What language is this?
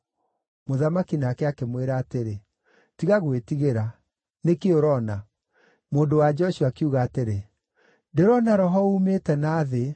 Kikuyu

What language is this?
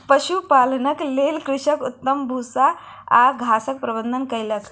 Maithili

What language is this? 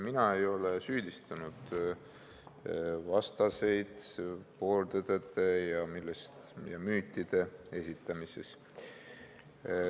Estonian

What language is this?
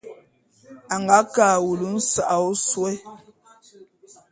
Bulu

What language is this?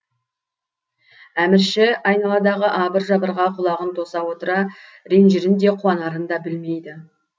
Kazakh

